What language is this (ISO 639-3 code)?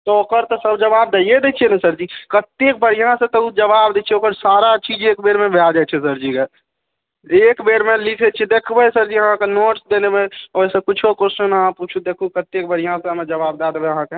mai